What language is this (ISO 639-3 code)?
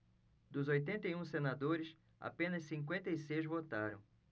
por